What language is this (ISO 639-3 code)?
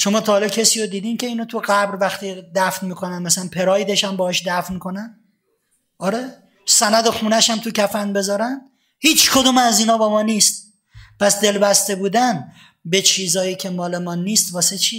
fas